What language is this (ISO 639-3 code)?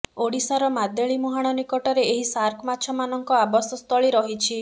ori